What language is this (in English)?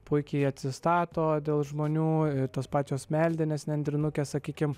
Lithuanian